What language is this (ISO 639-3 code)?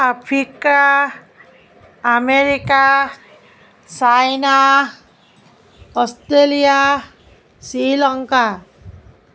asm